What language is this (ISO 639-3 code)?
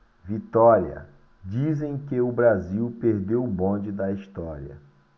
por